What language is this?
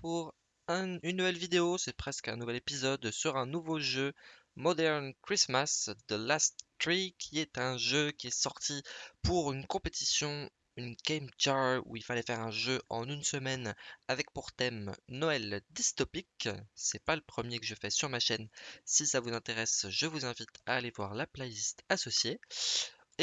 French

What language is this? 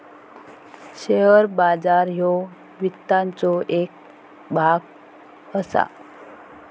Marathi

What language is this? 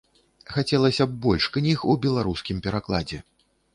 Belarusian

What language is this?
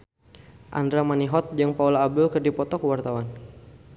Sundanese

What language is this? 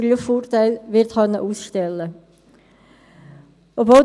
Swiss German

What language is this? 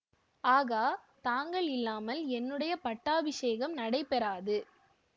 Tamil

